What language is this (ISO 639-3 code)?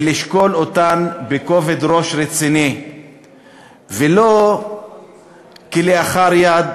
heb